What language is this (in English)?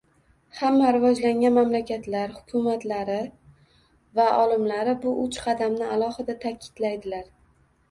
Uzbek